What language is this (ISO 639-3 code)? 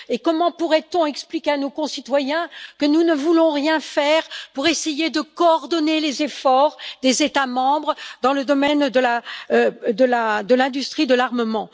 fra